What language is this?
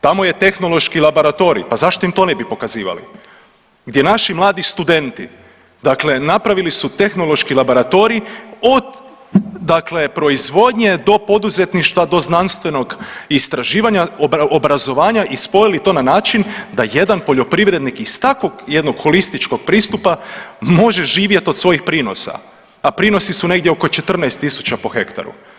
Croatian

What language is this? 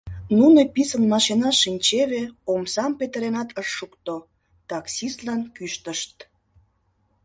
Mari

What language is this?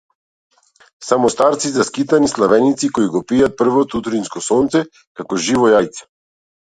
Macedonian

